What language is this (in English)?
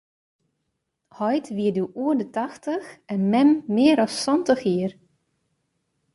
Western Frisian